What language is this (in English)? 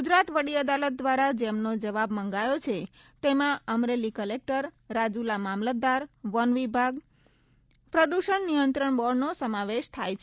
Gujarati